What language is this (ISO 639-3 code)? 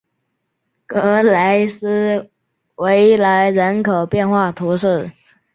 zho